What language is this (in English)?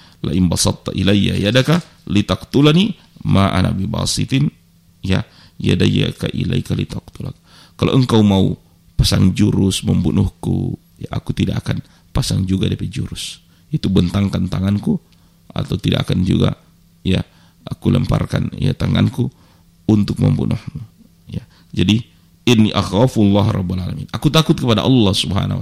Indonesian